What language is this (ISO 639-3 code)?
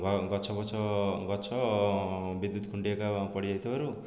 ori